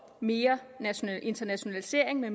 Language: Danish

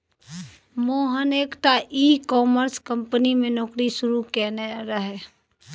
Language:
Maithili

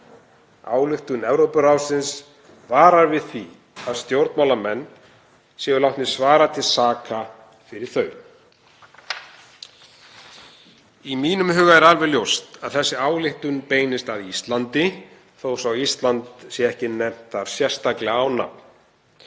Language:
Icelandic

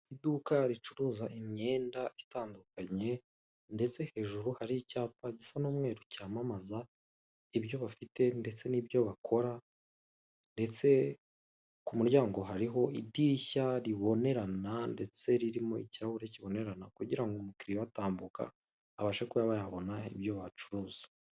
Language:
Kinyarwanda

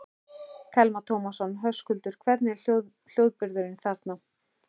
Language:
Icelandic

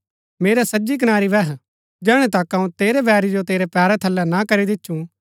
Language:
Gaddi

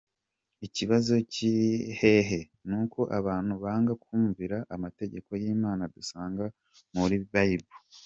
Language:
Kinyarwanda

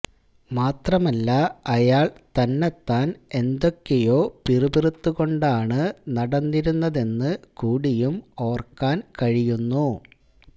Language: Malayalam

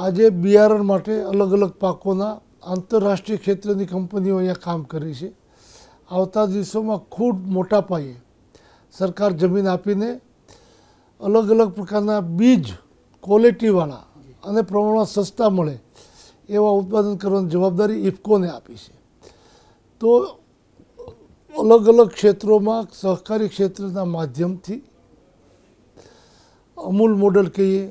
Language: Romanian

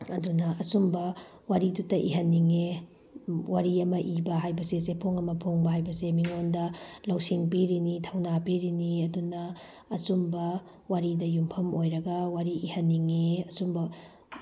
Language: Manipuri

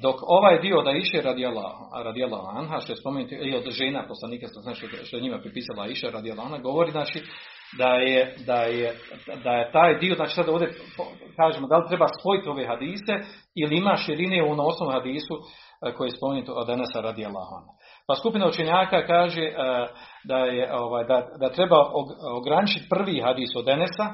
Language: Croatian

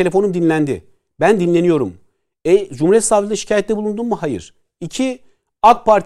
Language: Turkish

